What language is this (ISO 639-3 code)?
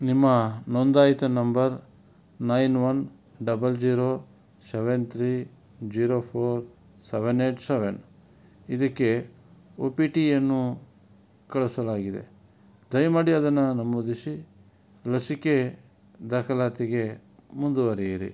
kan